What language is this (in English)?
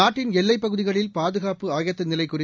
Tamil